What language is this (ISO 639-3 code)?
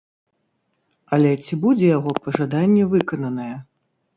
bel